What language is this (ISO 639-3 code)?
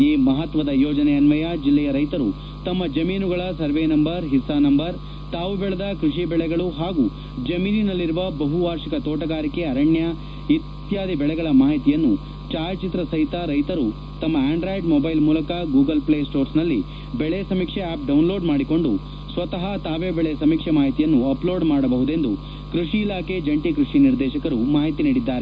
kan